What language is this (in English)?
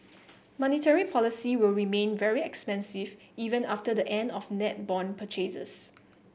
English